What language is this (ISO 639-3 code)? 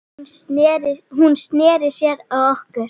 isl